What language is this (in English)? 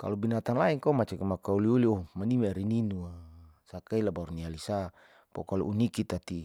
Saleman